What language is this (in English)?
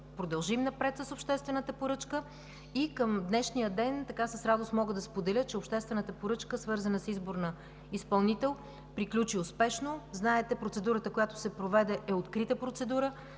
Bulgarian